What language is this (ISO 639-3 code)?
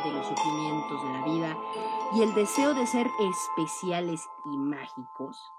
spa